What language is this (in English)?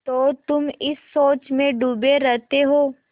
Hindi